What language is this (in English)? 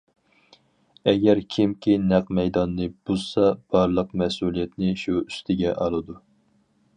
Uyghur